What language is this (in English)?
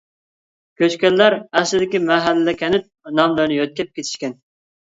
Uyghur